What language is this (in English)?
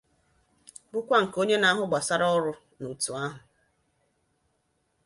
Igbo